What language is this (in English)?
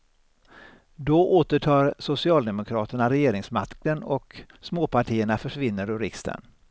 Swedish